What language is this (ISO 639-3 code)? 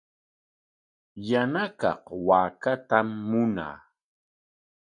qwa